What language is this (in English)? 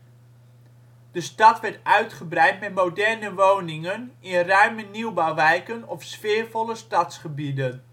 Dutch